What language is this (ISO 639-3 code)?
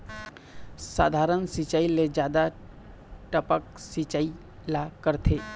hne